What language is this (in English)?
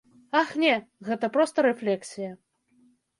Belarusian